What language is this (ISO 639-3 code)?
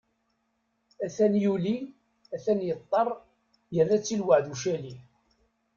kab